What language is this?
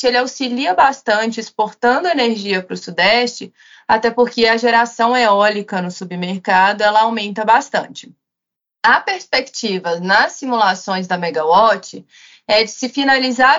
Portuguese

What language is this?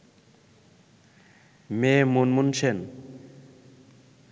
Bangla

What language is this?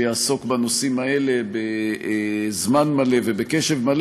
Hebrew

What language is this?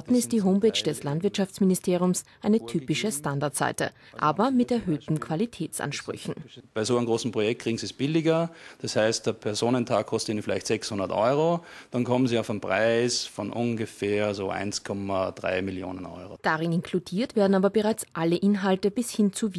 German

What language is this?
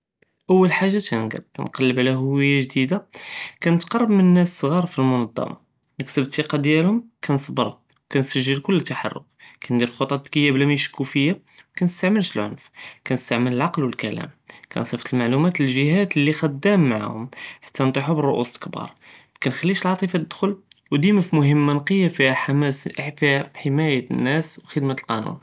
Judeo-Arabic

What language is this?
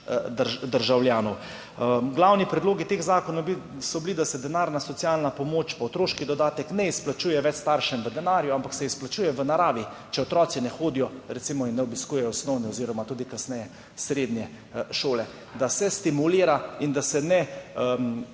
Slovenian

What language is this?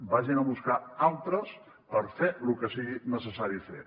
Catalan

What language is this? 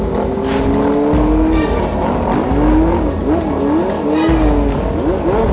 Indonesian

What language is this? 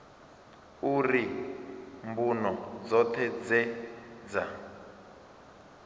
Venda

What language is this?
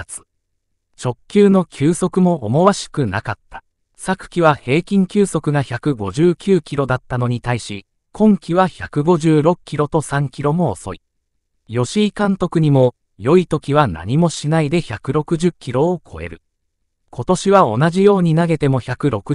Japanese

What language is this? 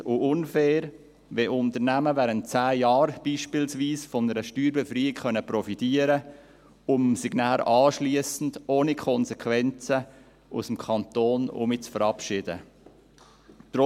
Swiss German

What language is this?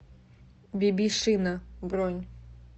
Russian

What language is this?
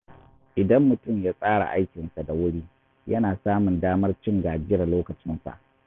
Hausa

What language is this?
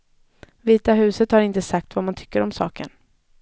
Swedish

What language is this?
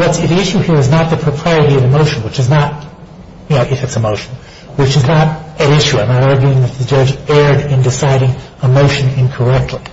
English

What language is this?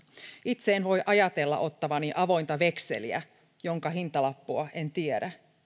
Finnish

